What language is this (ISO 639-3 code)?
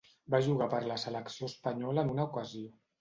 cat